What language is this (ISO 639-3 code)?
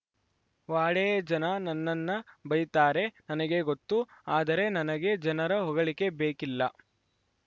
kan